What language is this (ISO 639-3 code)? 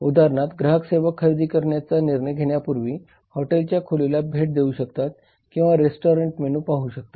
mar